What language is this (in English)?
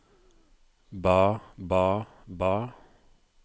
Norwegian